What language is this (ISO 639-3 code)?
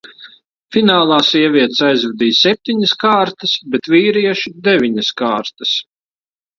lav